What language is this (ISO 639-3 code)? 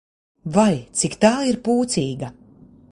lav